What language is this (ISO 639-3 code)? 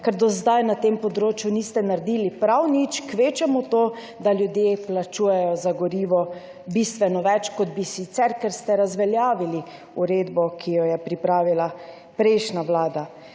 slv